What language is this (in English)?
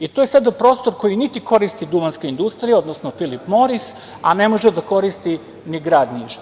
Serbian